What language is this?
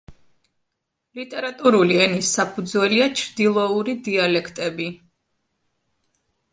Georgian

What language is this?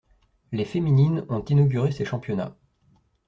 French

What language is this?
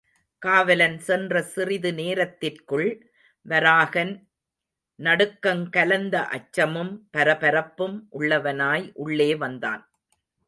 Tamil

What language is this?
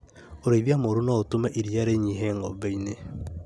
Kikuyu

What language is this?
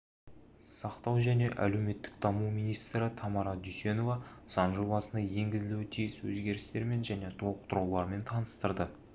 Kazakh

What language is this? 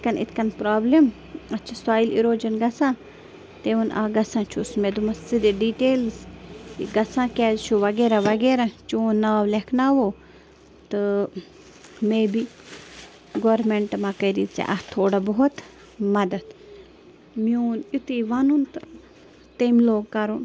Kashmiri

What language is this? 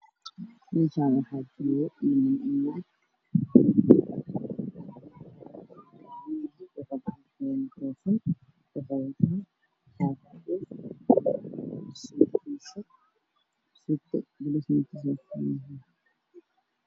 Somali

